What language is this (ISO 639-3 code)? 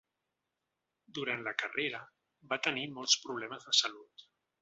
cat